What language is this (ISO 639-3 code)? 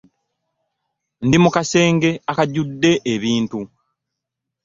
lug